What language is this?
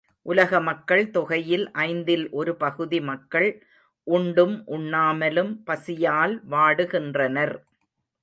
Tamil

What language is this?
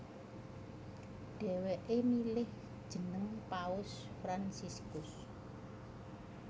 Javanese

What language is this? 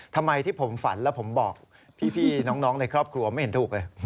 Thai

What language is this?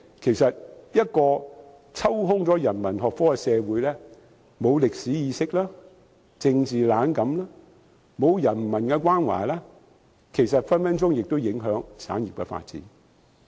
Cantonese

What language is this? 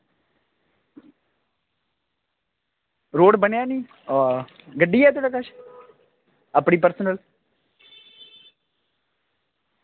Dogri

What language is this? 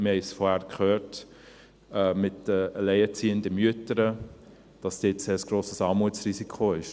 Swiss German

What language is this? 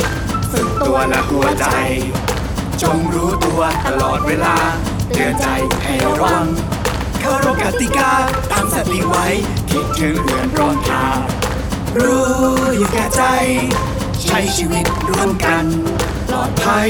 Thai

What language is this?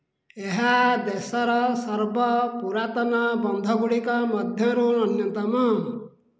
Odia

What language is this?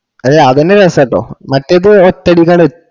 Malayalam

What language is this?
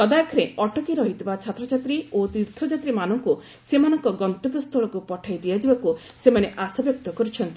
Odia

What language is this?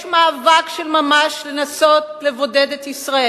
Hebrew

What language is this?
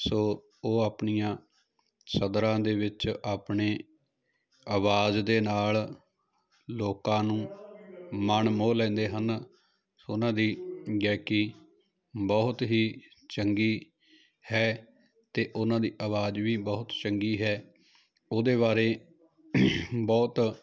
Punjabi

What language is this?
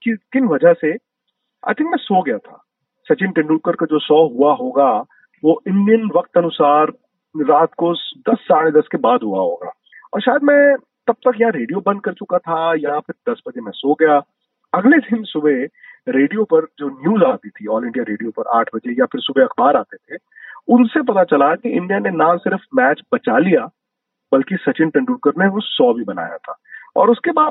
Hindi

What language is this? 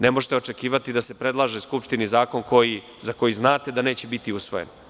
Serbian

